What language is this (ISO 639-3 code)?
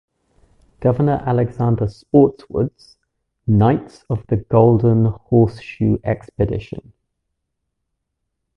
eng